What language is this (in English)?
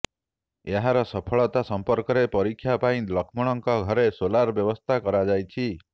Odia